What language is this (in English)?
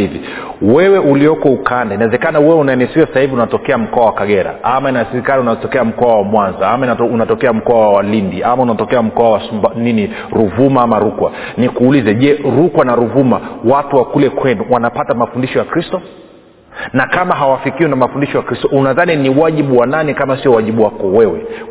Swahili